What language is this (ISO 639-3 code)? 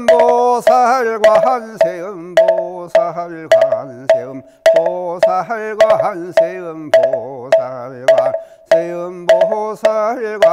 kor